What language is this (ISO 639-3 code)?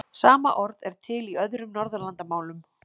isl